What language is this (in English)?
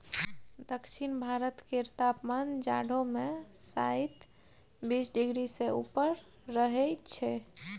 Maithili